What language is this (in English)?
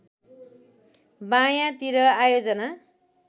Nepali